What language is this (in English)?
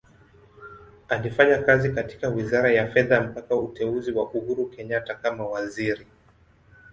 Swahili